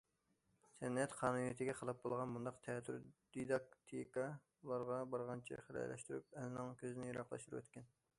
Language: Uyghur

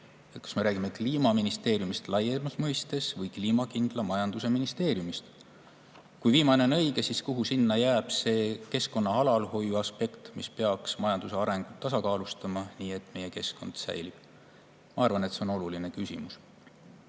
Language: Estonian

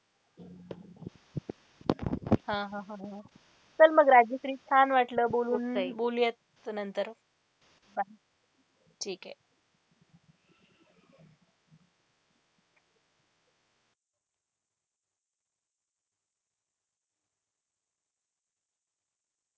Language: Marathi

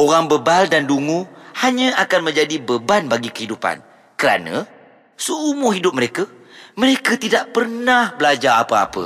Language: Malay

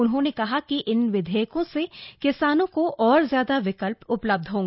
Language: Hindi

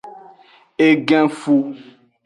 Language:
Aja (Benin)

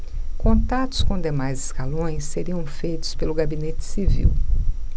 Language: Portuguese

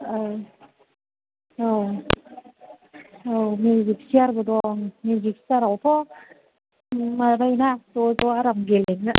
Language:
Bodo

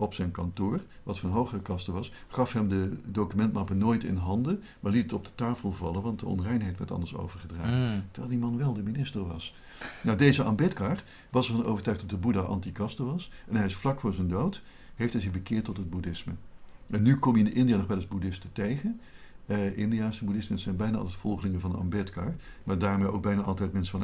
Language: Dutch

